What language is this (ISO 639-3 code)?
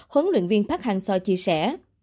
vie